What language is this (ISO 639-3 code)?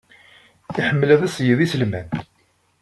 kab